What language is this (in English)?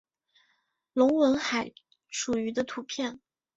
Chinese